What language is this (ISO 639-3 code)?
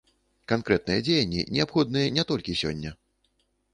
bel